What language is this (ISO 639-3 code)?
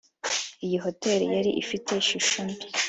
kin